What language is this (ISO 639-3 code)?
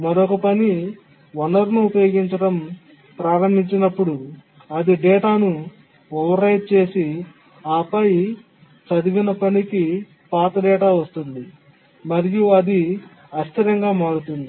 tel